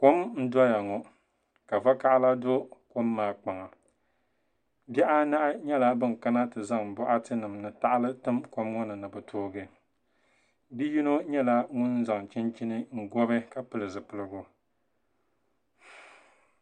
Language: Dagbani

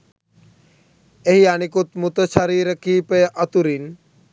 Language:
Sinhala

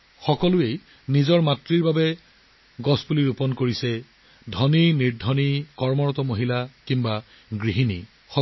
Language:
Assamese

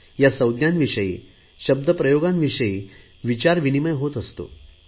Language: Marathi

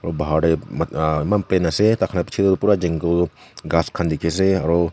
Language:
Naga Pidgin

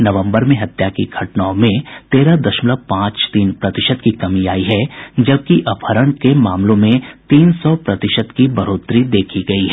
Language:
Hindi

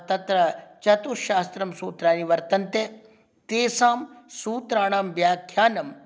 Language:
Sanskrit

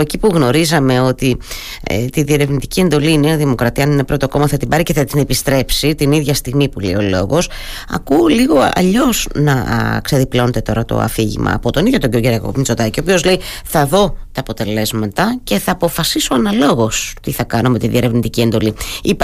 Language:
Greek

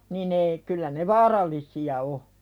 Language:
Finnish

